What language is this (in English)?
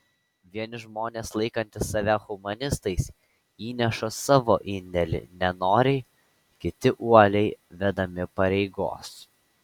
Lithuanian